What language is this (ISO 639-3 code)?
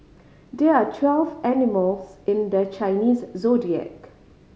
eng